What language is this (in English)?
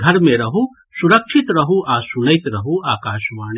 Maithili